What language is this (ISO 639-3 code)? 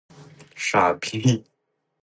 zho